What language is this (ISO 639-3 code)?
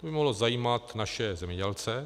ces